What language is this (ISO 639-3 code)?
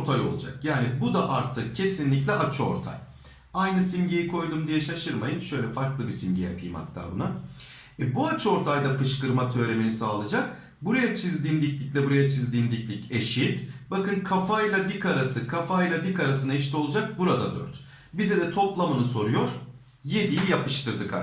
tur